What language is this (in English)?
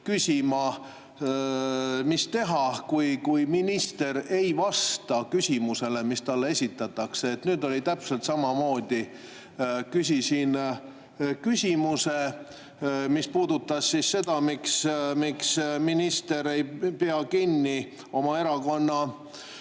Estonian